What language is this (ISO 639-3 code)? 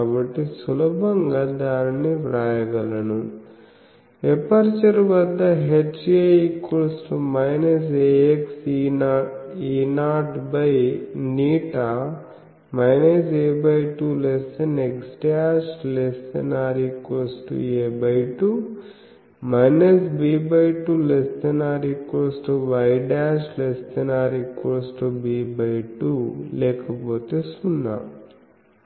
tel